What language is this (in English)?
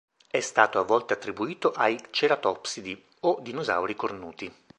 Italian